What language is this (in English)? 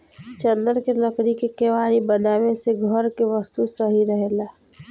Bhojpuri